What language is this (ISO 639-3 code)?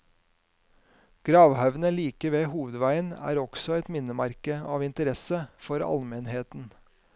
nor